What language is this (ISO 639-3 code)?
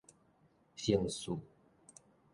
nan